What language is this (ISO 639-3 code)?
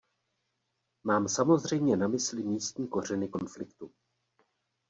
ces